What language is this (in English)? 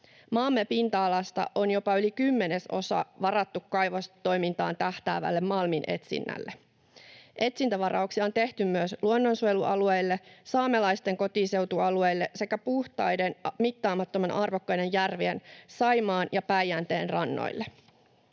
Finnish